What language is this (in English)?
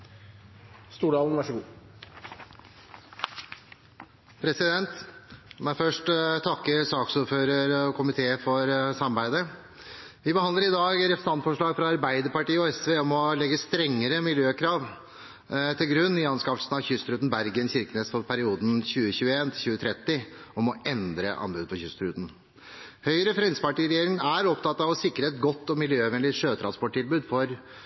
Norwegian Bokmål